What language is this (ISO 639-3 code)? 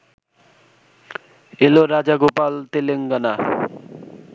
ben